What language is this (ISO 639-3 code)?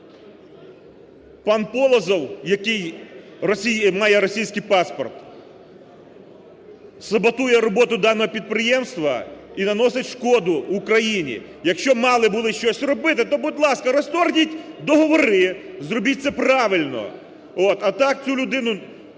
ukr